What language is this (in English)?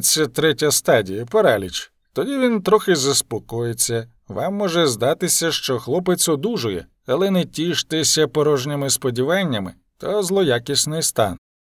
Ukrainian